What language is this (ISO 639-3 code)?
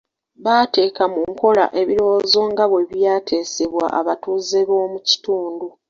lug